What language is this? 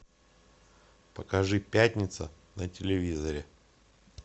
Russian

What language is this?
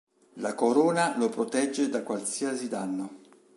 Italian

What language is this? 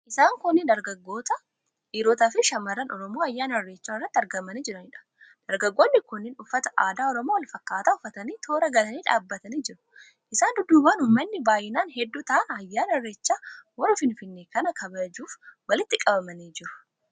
Oromo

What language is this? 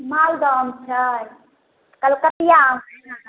Maithili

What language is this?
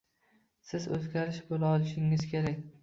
Uzbek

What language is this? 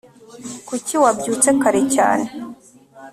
Kinyarwanda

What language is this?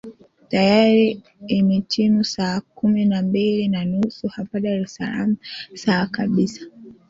Swahili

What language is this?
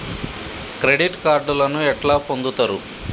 Telugu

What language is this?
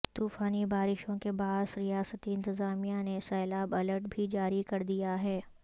Urdu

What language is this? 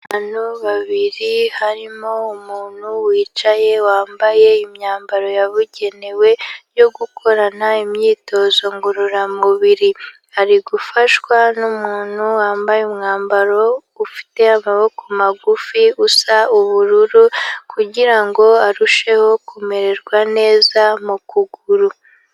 Kinyarwanda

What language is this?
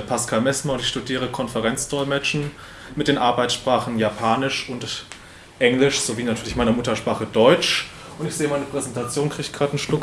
German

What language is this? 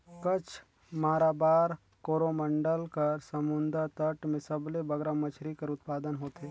Chhattisgarhi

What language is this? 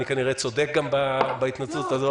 Hebrew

